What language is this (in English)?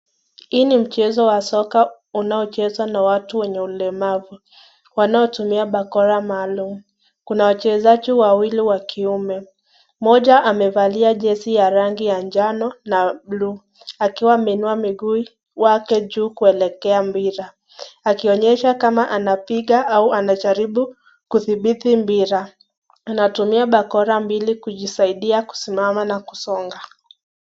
Swahili